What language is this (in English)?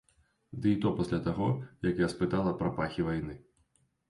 Belarusian